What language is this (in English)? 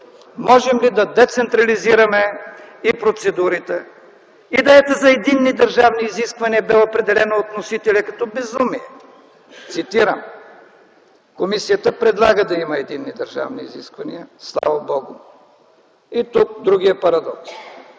Bulgarian